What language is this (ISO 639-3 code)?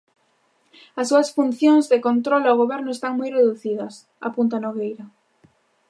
glg